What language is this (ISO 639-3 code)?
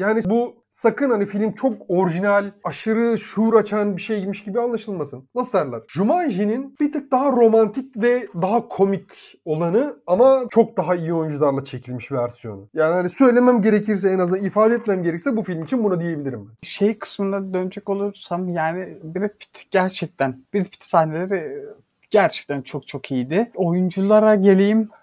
tur